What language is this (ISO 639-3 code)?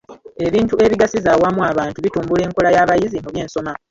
lug